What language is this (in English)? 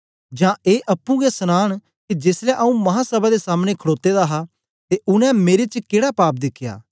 Dogri